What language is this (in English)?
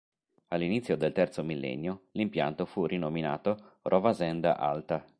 Italian